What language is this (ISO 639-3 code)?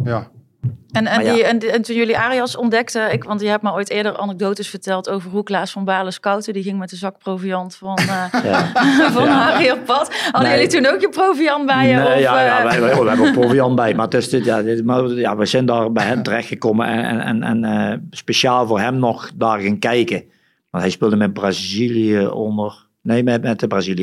nld